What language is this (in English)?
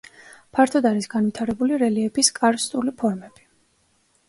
Georgian